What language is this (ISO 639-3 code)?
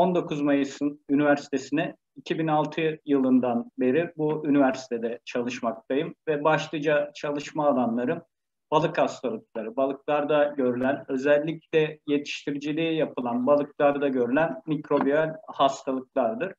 tur